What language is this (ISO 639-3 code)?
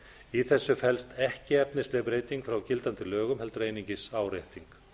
isl